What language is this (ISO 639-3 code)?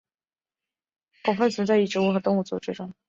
zho